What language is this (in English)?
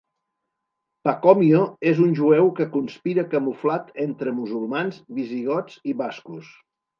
Catalan